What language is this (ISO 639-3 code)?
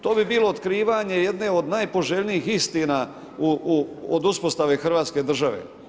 hrv